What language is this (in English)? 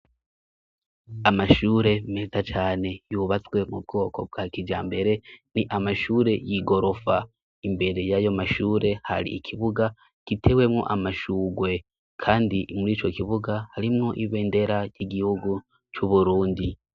Rundi